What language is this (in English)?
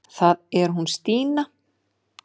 Icelandic